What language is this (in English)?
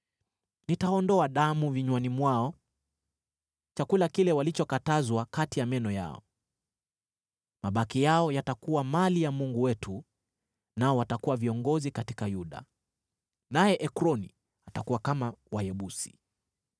Swahili